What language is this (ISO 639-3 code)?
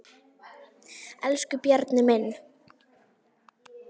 isl